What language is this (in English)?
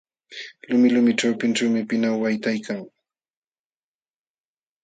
Jauja Wanca Quechua